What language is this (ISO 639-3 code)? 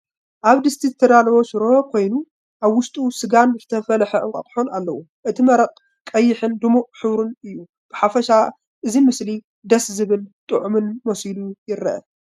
tir